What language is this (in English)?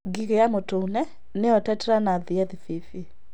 Kikuyu